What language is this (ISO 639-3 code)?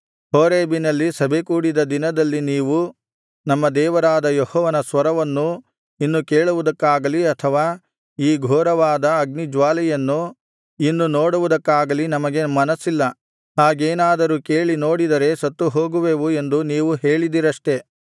kan